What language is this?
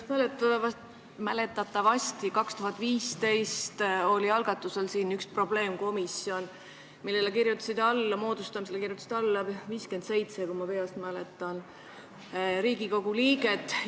Estonian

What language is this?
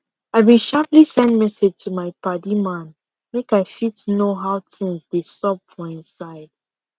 Nigerian Pidgin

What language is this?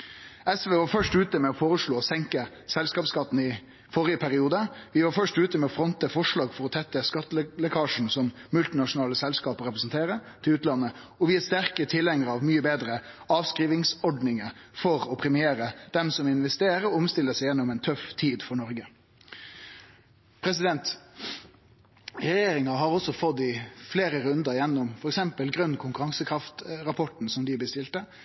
Norwegian Nynorsk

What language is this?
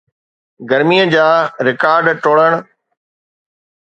Sindhi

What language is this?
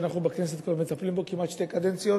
Hebrew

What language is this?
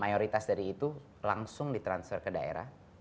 Indonesian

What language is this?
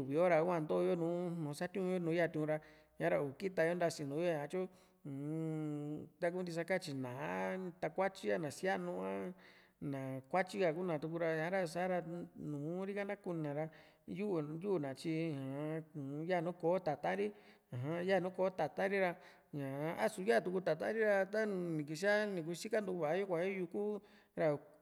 Juxtlahuaca Mixtec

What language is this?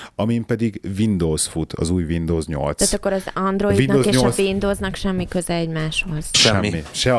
Hungarian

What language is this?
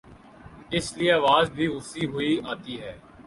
Urdu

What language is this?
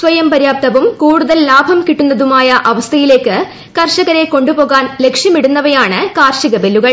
Malayalam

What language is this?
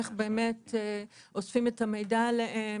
Hebrew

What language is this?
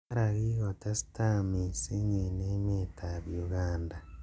Kalenjin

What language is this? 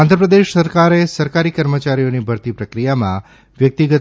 Gujarati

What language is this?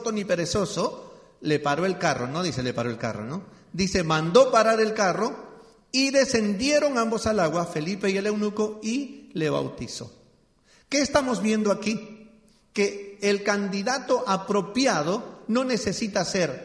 Spanish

